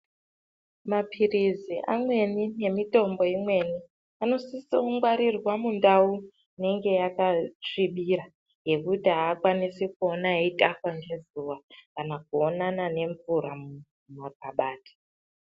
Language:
Ndau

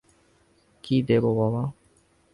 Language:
Bangla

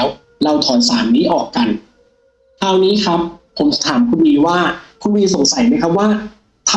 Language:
Thai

